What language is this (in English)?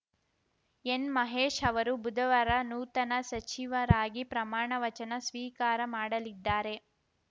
Kannada